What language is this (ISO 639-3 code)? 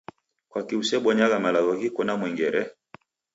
dav